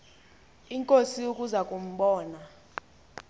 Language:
Xhosa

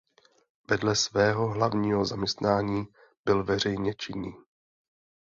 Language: Czech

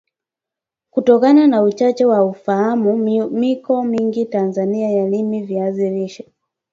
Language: Swahili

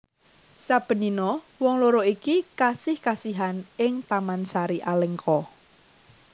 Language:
Javanese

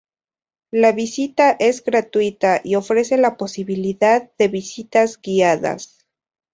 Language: Spanish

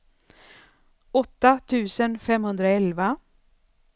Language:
Swedish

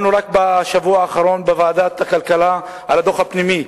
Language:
Hebrew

